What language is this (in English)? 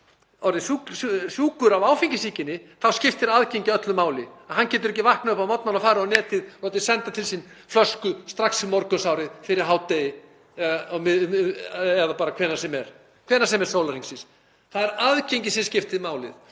Icelandic